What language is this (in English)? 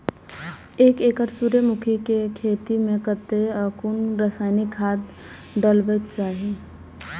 Maithili